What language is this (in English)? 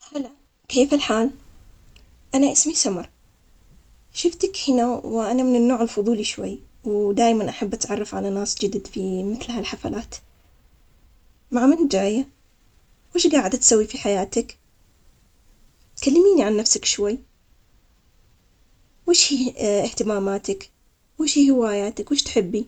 Omani Arabic